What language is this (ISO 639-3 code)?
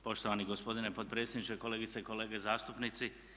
hrv